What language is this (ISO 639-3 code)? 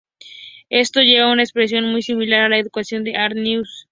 spa